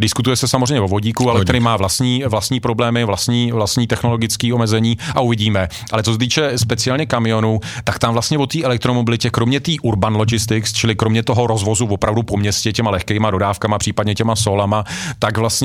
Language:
Czech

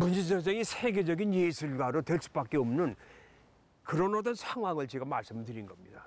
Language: Korean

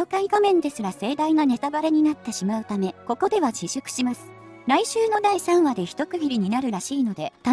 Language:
Japanese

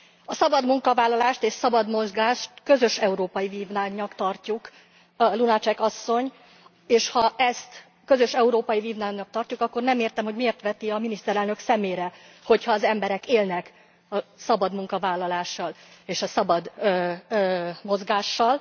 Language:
Hungarian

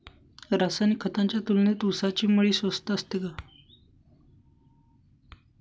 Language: Marathi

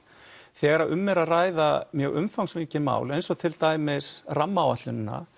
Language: Icelandic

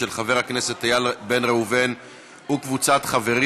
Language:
Hebrew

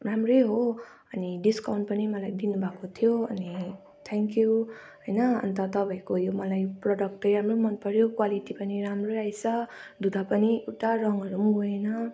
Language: Nepali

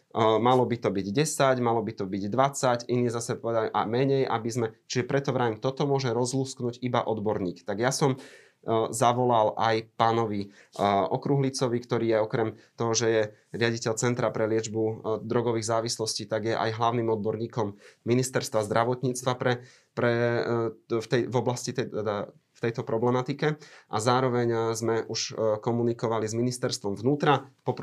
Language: Slovak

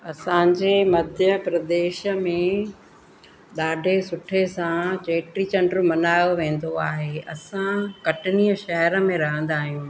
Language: Sindhi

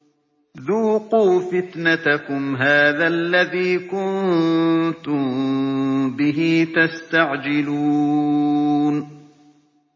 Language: Arabic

